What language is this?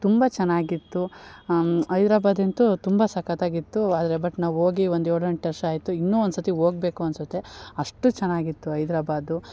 Kannada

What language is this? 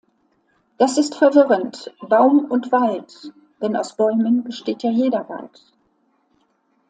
German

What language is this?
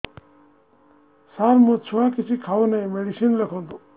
Odia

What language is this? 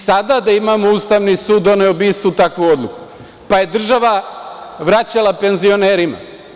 Serbian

